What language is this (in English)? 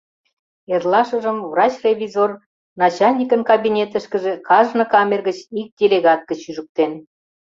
Mari